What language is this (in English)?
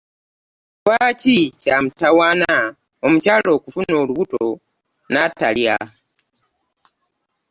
Ganda